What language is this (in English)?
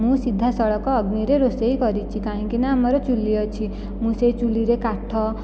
Odia